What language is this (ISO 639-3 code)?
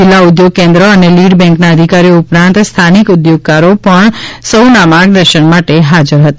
guj